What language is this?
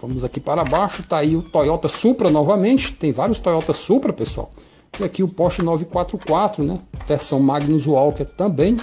Portuguese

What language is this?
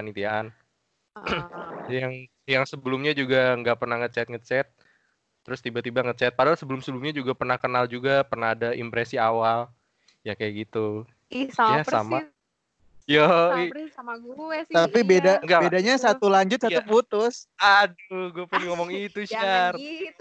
Indonesian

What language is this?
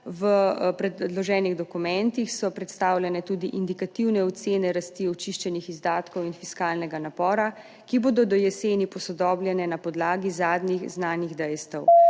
Slovenian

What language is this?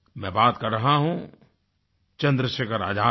Hindi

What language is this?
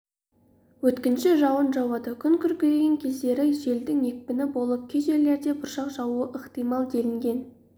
Kazakh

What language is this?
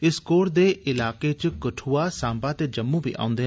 Dogri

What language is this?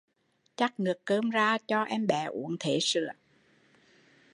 Vietnamese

